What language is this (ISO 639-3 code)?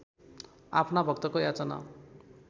nep